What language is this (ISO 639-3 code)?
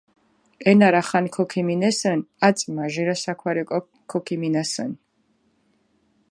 xmf